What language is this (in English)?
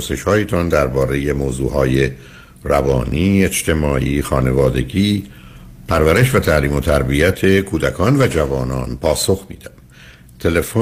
Persian